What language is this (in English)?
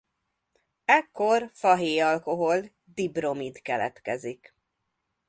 Hungarian